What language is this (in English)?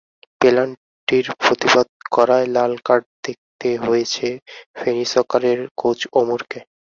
Bangla